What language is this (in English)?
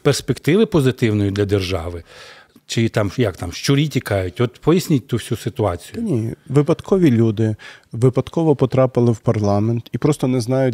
Ukrainian